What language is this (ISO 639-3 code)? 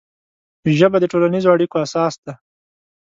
pus